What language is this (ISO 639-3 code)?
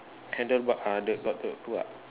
eng